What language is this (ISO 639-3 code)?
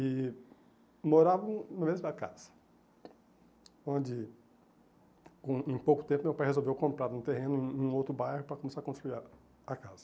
por